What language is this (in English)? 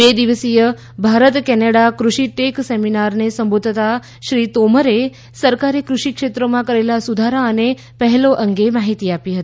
Gujarati